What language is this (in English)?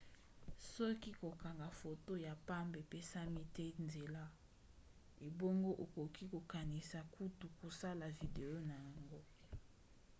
Lingala